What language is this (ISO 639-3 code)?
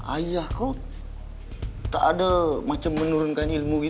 ind